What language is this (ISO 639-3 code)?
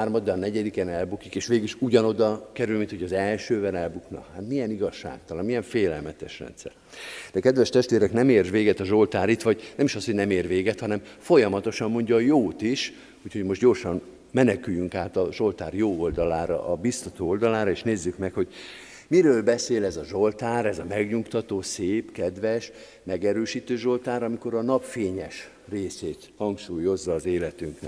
hun